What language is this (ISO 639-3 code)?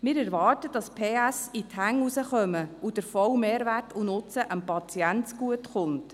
gsw